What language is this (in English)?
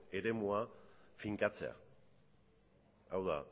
Basque